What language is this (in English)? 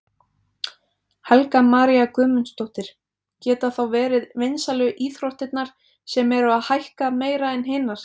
Icelandic